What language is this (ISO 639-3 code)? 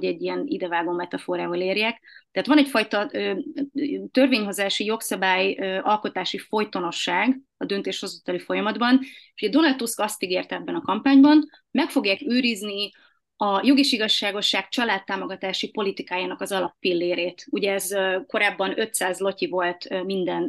hun